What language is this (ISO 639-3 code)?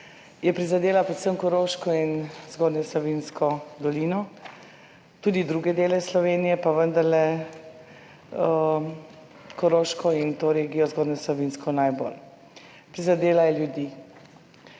slv